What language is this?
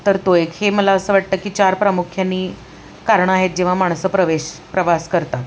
Marathi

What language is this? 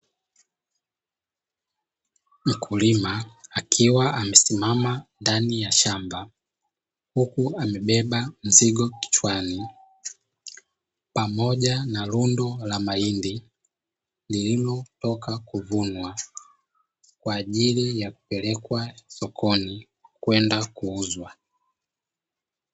Swahili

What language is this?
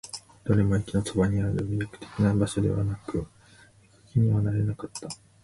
Japanese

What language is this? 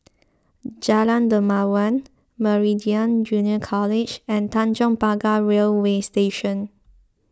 English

